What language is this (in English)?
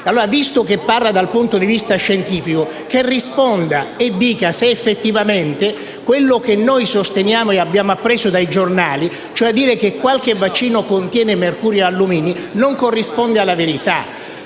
Italian